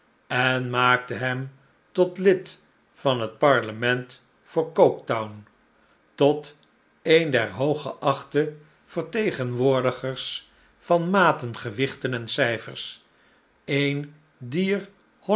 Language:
Dutch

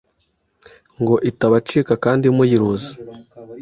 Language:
Kinyarwanda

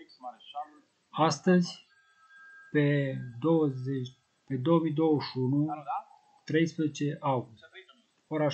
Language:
Romanian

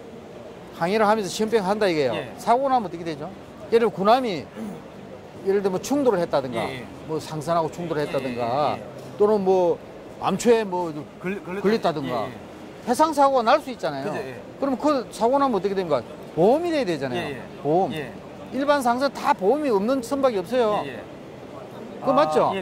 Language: Korean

